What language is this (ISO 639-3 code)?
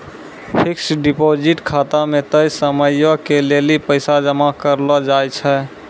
mai